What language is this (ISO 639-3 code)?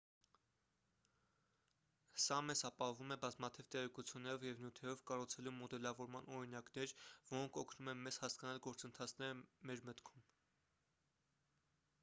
hye